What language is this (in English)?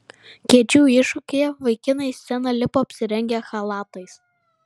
Lithuanian